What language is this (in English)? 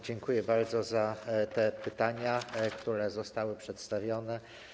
Polish